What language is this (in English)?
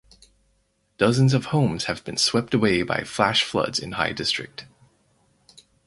English